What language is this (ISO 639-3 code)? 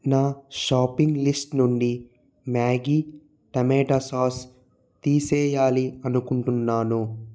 tel